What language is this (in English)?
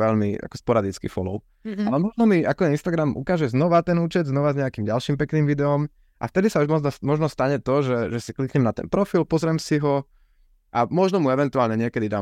Slovak